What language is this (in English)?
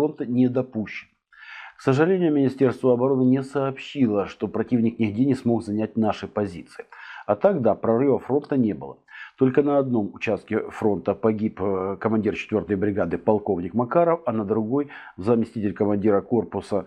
Russian